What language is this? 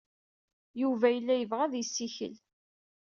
Kabyle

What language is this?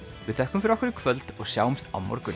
Icelandic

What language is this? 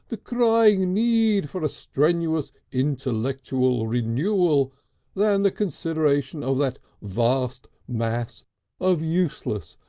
English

